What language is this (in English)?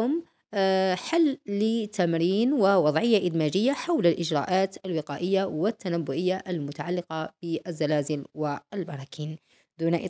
Arabic